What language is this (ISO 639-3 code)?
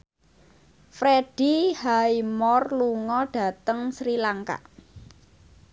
jav